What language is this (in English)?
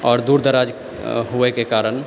Maithili